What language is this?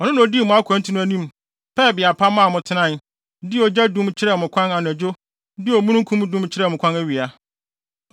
Akan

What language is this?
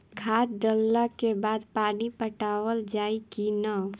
Bhojpuri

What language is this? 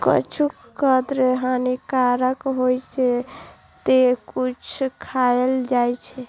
Maithili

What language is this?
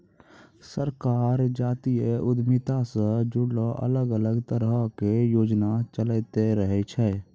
Maithili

